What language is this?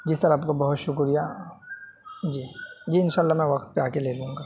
Urdu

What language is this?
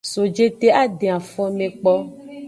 Aja (Benin)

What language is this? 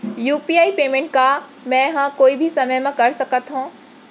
Chhattisgarhi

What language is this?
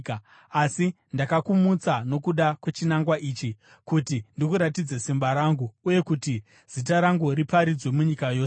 Shona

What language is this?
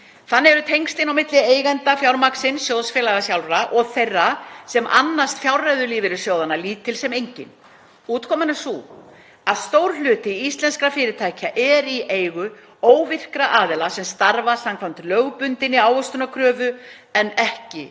Icelandic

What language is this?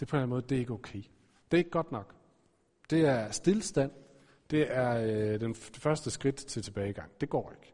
Danish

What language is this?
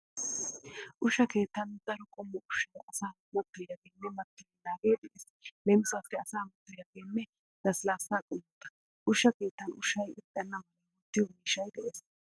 Wolaytta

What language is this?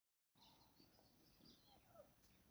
Somali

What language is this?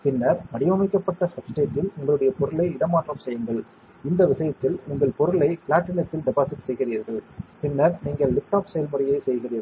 Tamil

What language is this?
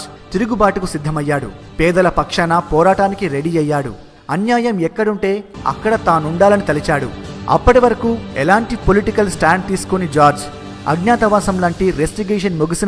Telugu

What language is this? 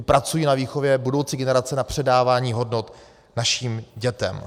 Czech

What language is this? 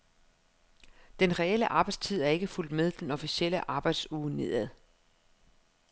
Danish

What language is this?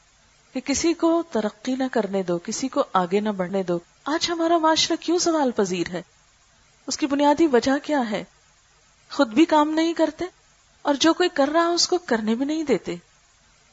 Urdu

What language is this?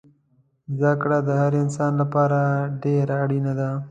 Pashto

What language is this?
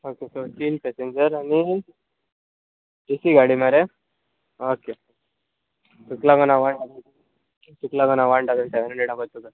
Konkani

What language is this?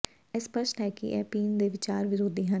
Punjabi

